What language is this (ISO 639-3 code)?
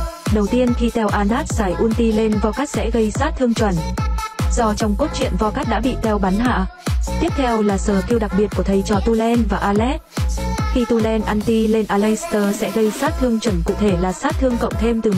vie